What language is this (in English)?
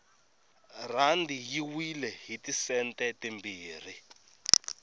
Tsonga